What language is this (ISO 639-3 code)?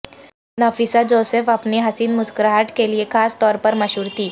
urd